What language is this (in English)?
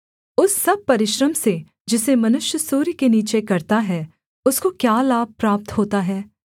Hindi